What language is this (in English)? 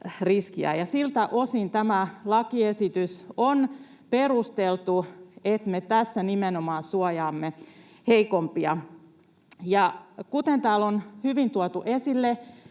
Finnish